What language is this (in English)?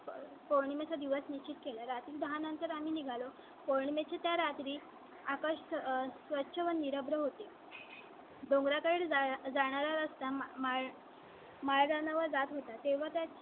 Marathi